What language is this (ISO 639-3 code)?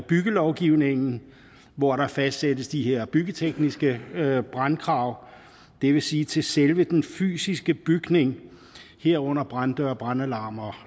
dan